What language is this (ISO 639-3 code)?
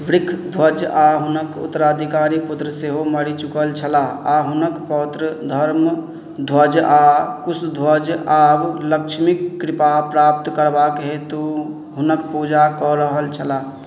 mai